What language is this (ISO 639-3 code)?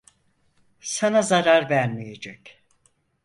tur